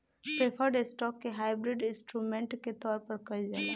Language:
Bhojpuri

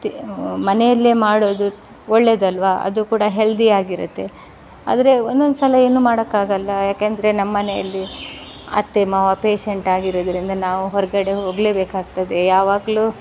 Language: Kannada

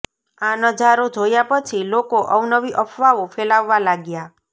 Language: Gujarati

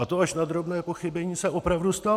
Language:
Czech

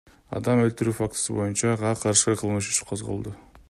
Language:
Kyrgyz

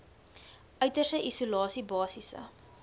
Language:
Afrikaans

